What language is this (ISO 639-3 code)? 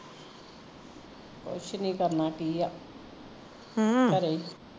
pan